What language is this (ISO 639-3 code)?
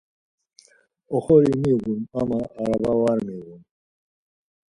lzz